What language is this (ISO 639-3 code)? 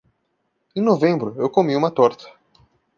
por